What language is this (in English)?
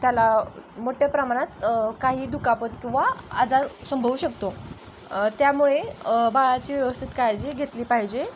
Marathi